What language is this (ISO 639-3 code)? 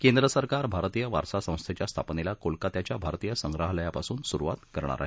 mar